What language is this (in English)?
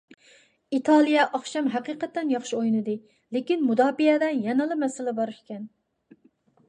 Uyghur